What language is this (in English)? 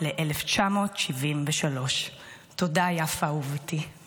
Hebrew